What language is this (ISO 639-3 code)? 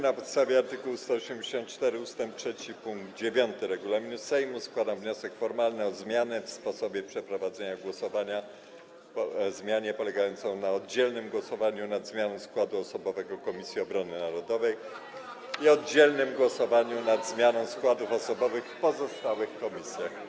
pol